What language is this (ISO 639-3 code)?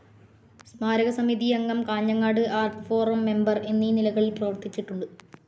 mal